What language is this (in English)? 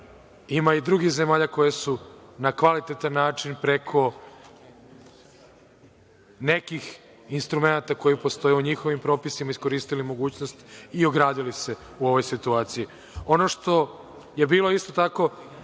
Serbian